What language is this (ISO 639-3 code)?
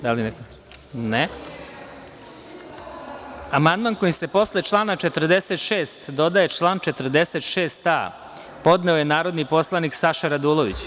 srp